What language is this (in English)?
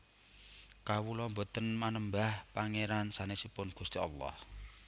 Javanese